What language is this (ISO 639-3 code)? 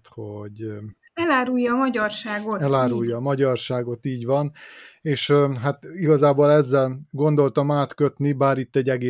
hun